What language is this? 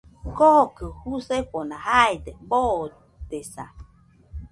Nüpode Huitoto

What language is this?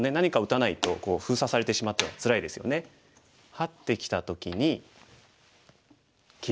Japanese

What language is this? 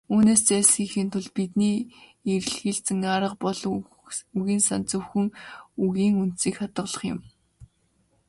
Mongolian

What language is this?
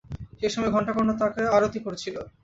Bangla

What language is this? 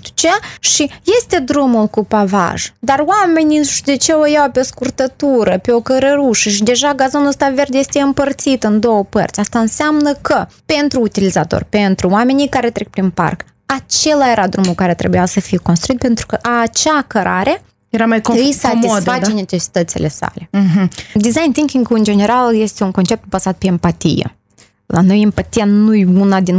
Romanian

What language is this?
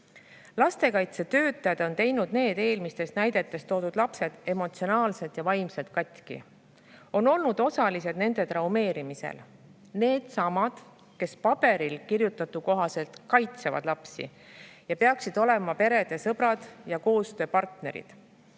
Estonian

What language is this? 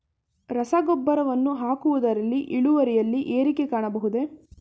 Kannada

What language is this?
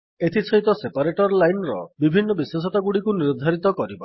Odia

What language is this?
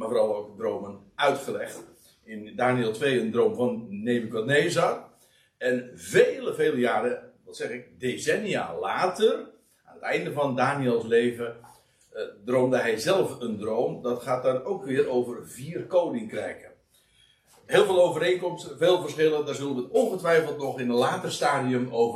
Dutch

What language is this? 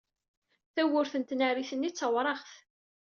Kabyle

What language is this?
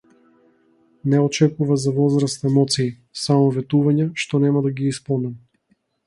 Macedonian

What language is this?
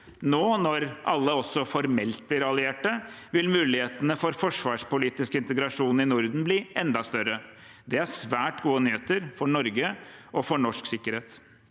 Norwegian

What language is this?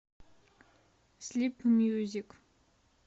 Russian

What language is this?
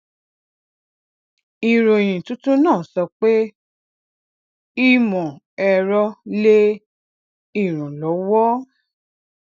Yoruba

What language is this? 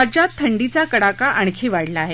Marathi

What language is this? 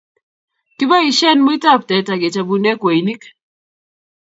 Kalenjin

